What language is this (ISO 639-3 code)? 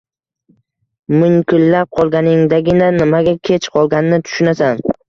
uzb